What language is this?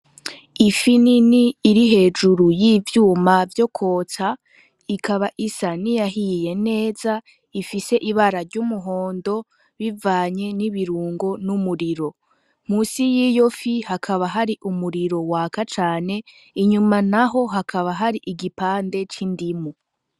Rundi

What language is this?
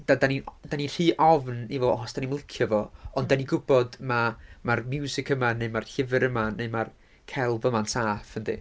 Welsh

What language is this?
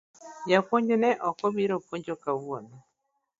Luo (Kenya and Tanzania)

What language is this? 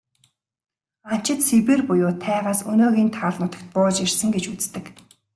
Mongolian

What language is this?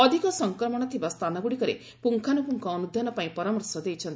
Odia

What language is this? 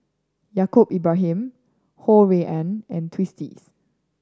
English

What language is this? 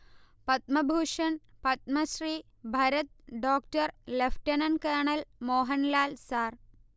Malayalam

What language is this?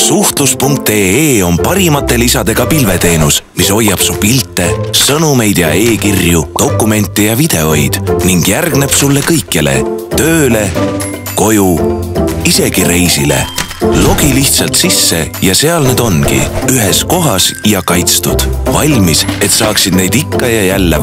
Spanish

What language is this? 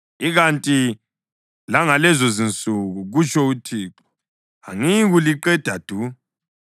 North Ndebele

